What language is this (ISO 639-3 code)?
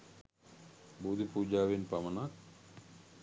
sin